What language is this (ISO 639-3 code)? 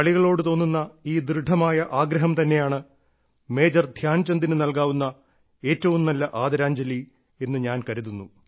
mal